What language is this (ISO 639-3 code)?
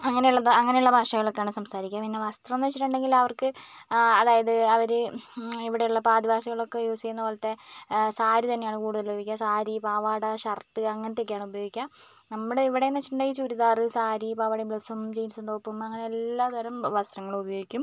mal